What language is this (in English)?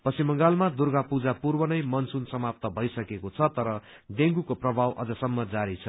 Nepali